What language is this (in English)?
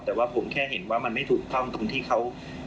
Thai